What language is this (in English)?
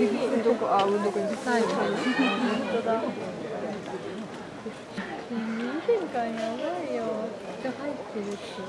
Japanese